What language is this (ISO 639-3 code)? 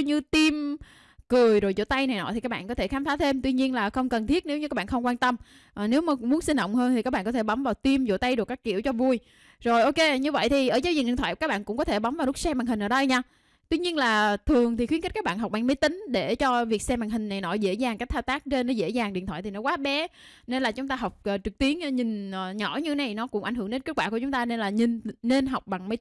vie